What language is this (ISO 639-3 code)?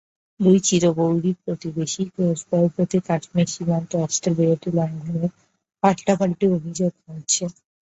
ben